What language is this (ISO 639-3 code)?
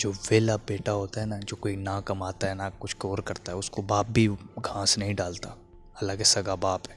urd